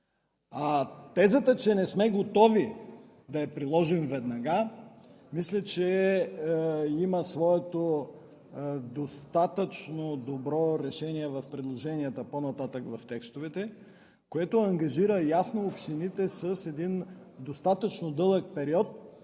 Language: Bulgarian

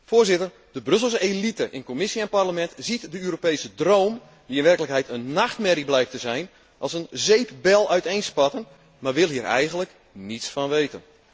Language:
Dutch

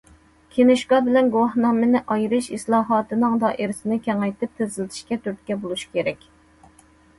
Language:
Uyghur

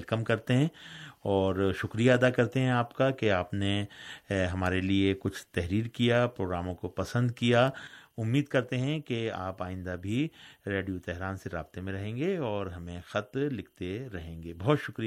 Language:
Urdu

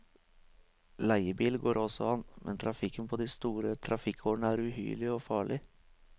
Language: Norwegian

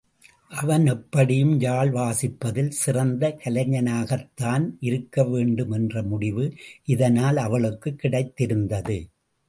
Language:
Tamil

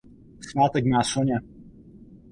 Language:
Czech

